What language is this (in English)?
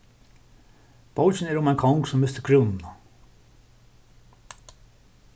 Faroese